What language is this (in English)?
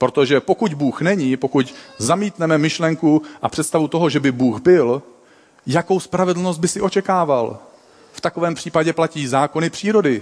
Czech